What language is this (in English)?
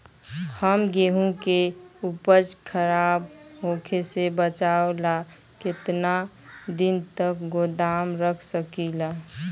Bhojpuri